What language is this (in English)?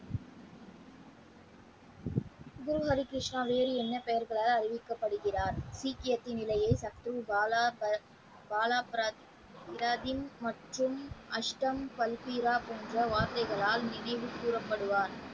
Tamil